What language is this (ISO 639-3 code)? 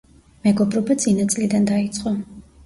kat